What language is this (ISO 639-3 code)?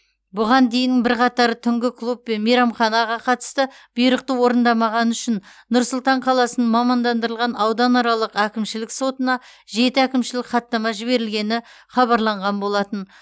kaz